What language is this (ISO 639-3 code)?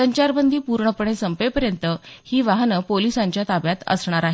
mar